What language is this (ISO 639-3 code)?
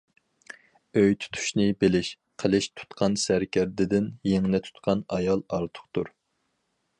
uig